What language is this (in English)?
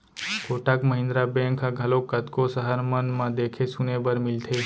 Chhattisgarhi